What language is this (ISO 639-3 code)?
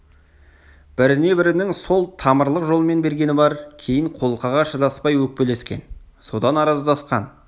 kaz